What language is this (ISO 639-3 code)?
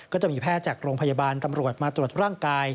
tha